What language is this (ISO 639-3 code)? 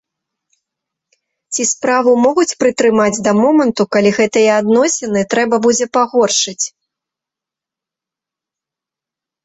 bel